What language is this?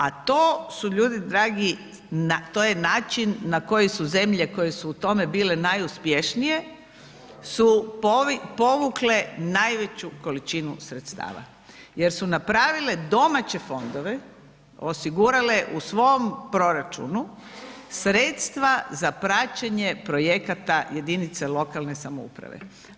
Croatian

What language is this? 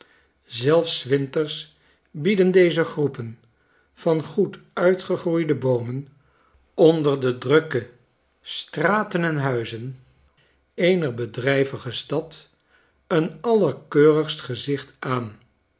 Dutch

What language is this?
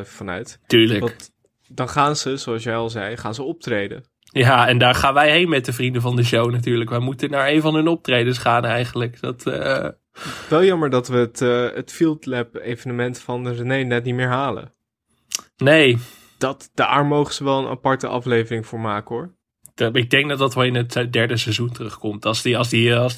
Dutch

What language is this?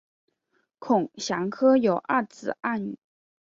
Chinese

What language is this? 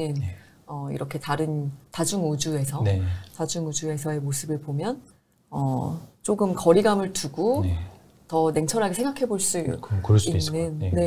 Korean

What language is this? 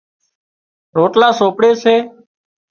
Wadiyara Koli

